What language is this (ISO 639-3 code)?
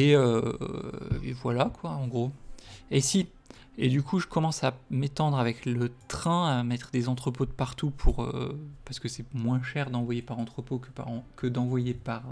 fra